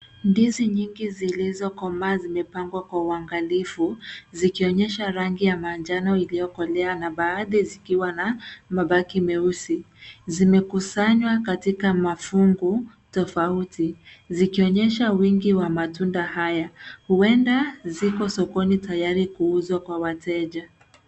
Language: Swahili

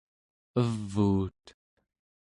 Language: Central Yupik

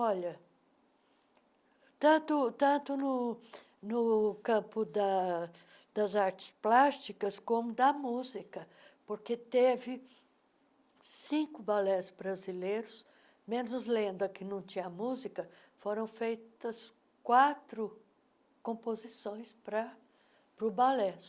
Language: Portuguese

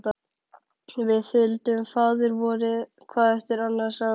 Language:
Icelandic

